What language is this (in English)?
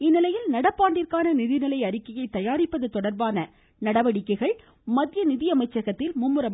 Tamil